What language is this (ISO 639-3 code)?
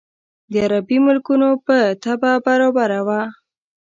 pus